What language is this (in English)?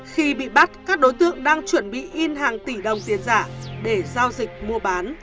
Vietnamese